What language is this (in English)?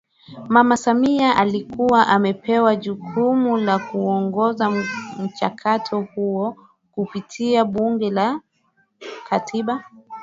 Swahili